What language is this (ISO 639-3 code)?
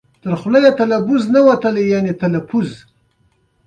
pus